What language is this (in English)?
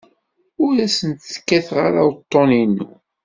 Kabyle